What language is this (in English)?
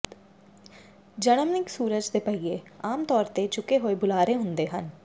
Punjabi